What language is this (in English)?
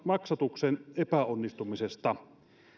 Finnish